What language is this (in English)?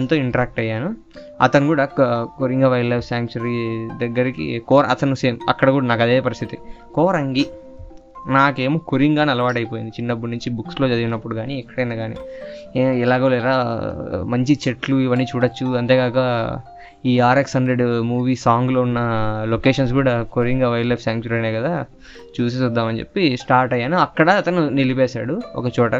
Telugu